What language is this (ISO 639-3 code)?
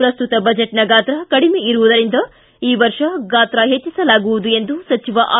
kan